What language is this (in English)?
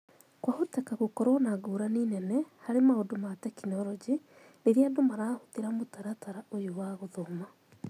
Kikuyu